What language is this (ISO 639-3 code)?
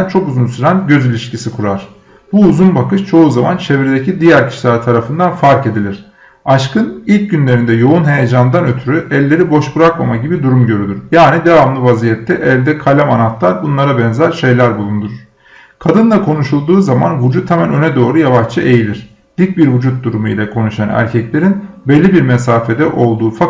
tur